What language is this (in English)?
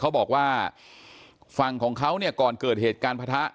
Thai